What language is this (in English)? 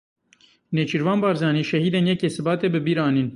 Kurdish